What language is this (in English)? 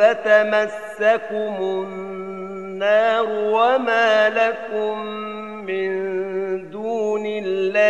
Arabic